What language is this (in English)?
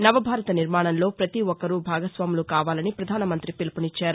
Telugu